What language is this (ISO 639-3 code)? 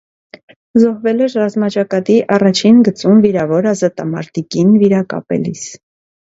hye